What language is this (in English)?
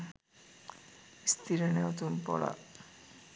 Sinhala